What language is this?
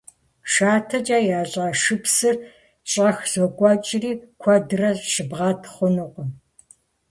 Kabardian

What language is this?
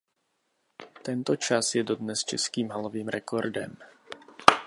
Czech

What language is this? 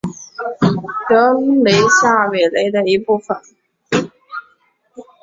Chinese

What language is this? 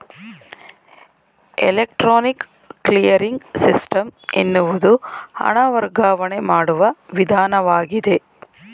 Kannada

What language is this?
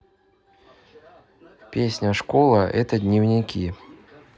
Russian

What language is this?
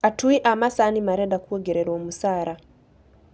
Kikuyu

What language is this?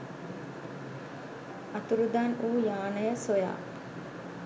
Sinhala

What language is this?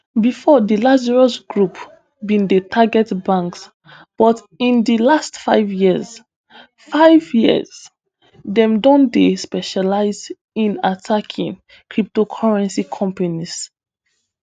Nigerian Pidgin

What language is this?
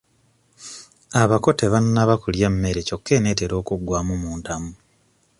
Ganda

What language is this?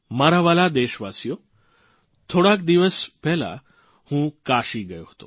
Gujarati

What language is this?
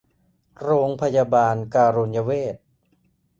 Thai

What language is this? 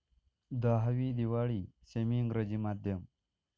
Marathi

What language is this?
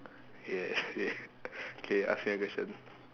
English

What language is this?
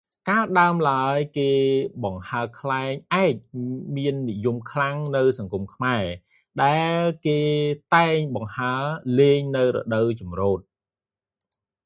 Khmer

